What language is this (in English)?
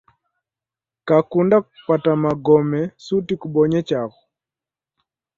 Taita